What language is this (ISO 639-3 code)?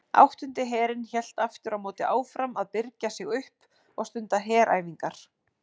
isl